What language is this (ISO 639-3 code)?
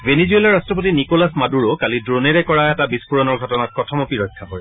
asm